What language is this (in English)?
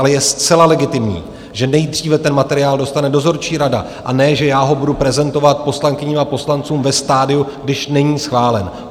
Czech